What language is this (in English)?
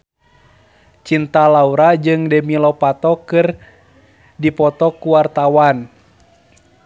Sundanese